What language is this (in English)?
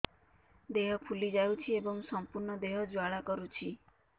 Odia